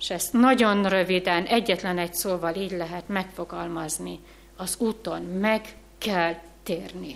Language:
Hungarian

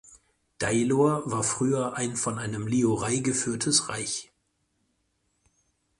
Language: German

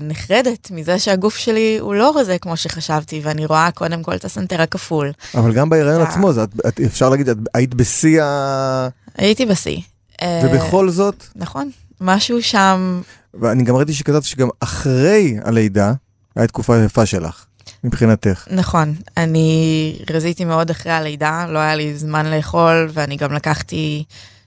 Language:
Hebrew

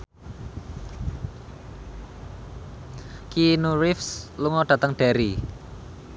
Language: Javanese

